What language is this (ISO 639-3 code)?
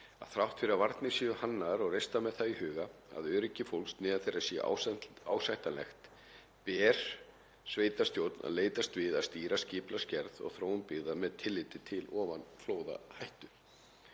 isl